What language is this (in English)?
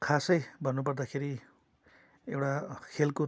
Nepali